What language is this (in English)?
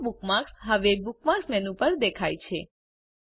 Gujarati